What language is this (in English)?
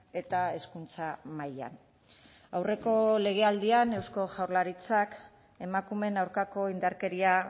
Basque